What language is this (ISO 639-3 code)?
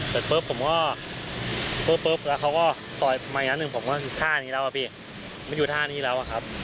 tha